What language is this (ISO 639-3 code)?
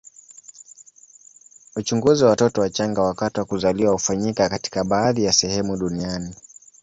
swa